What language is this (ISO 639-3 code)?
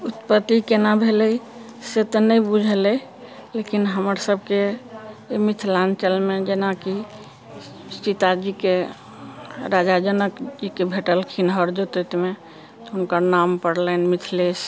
mai